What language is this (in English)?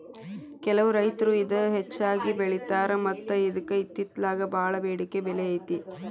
Kannada